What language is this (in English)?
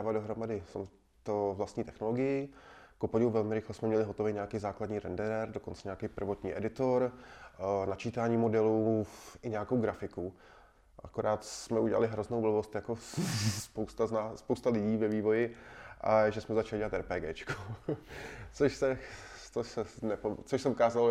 Czech